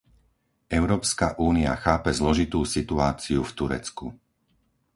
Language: Slovak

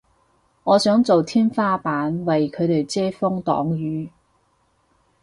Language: Cantonese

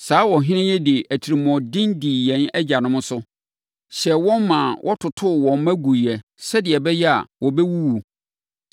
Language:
Akan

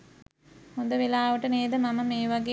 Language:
Sinhala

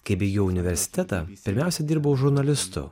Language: Lithuanian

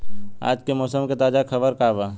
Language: Bhojpuri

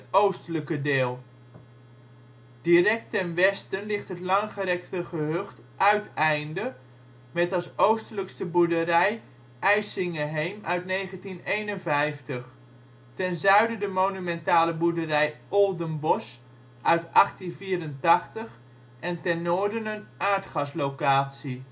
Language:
Dutch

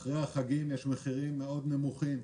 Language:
Hebrew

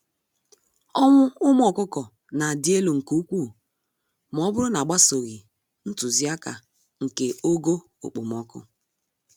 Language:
Igbo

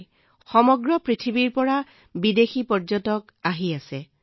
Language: Assamese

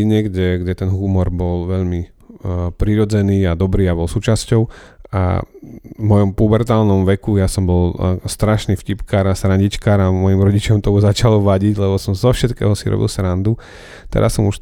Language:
Slovak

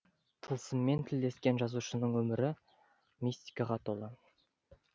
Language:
Kazakh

